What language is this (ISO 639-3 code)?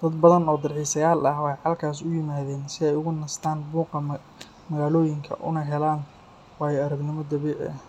som